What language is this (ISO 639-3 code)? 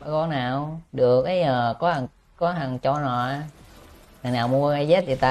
vie